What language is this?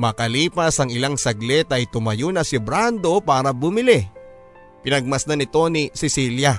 Filipino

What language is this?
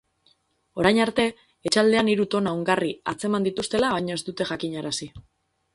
Basque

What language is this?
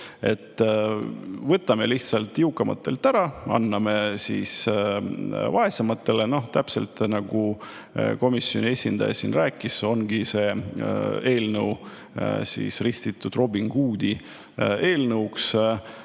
Estonian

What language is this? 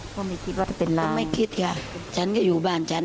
Thai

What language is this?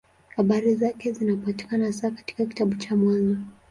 Swahili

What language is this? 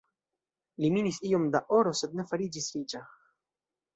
Esperanto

